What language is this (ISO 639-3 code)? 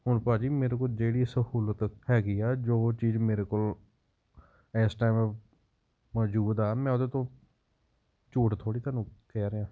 pan